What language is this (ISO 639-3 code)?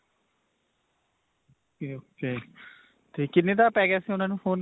pan